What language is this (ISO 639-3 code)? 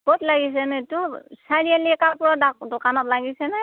asm